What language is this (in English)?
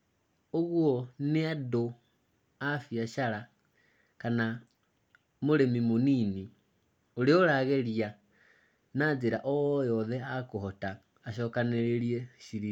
Kikuyu